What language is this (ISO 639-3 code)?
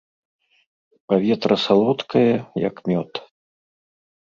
bel